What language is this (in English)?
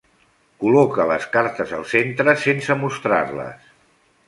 Catalan